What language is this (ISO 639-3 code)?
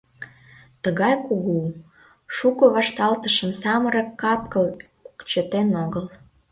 chm